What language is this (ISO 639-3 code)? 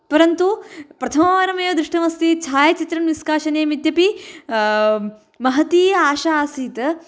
san